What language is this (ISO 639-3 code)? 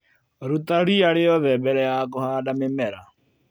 kik